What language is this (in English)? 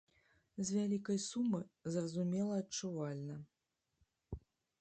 Belarusian